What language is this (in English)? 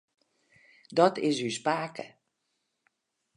Western Frisian